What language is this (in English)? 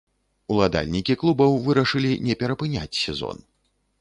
Belarusian